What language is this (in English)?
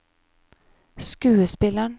Norwegian